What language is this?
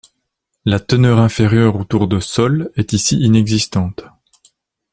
French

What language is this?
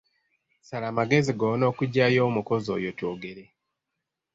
Ganda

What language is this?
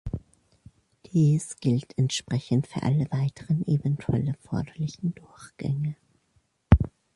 German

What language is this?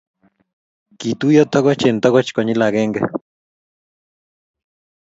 Kalenjin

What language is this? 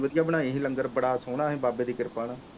Punjabi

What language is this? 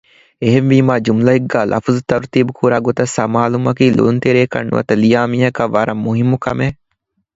Divehi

